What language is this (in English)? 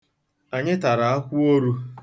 Igbo